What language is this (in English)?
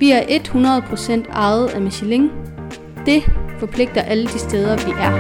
Danish